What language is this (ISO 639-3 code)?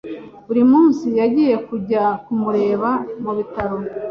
kin